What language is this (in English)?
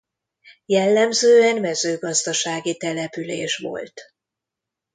Hungarian